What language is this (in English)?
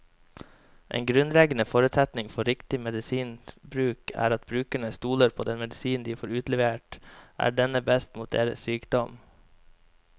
Norwegian